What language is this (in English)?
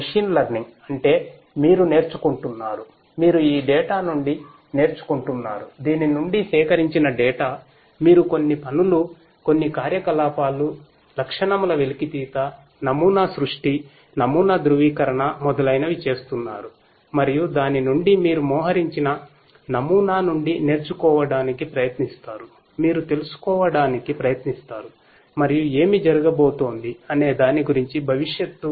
Telugu